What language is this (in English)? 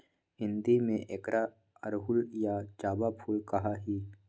Magahi